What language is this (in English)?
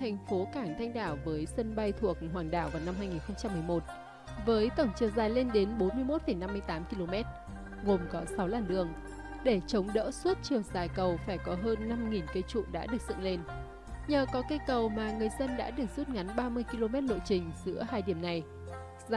Vietnamese